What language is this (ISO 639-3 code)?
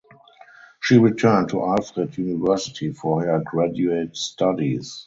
eng